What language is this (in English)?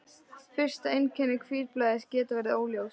Icelandic